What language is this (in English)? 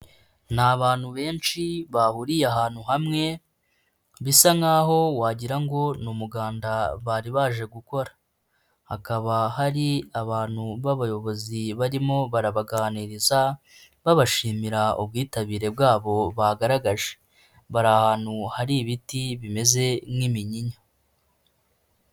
Kinyarwanda